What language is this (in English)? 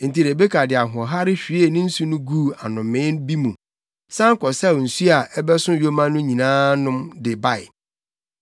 Akan